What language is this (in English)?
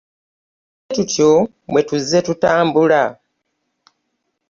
Ganda